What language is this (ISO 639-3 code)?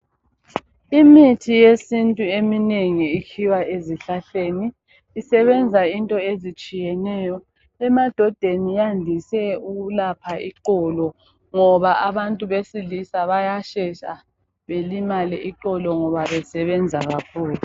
nde